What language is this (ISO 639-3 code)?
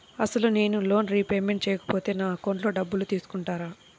tel